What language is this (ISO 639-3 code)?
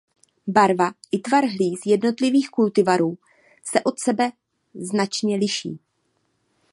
ces